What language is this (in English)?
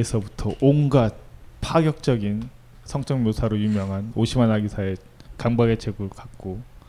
Korean